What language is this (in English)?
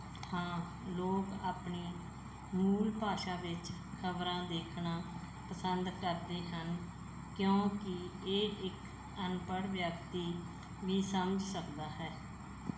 Punjabi